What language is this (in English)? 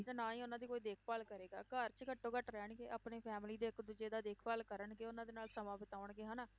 Punjabi